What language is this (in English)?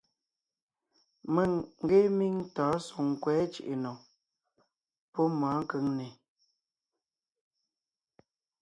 Ngiemboon